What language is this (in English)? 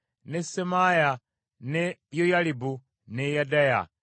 Ganda